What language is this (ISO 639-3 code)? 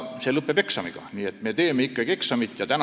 est